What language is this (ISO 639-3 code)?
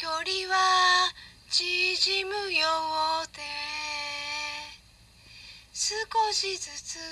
jpn